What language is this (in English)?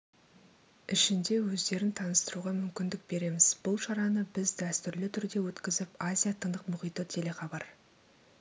Kazakh